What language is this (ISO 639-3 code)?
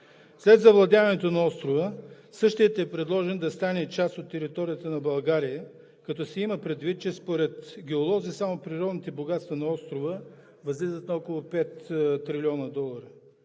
bul